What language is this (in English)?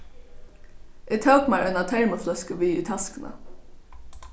Faroese